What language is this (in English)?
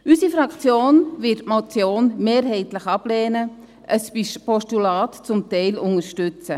Swiss German